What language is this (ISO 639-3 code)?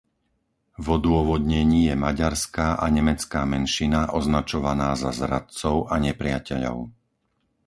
slk